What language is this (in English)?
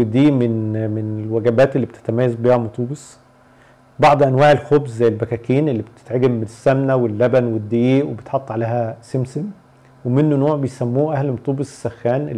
Arabic